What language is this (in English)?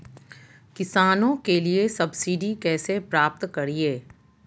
Magahi